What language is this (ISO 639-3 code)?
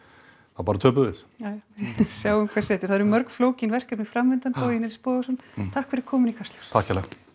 isl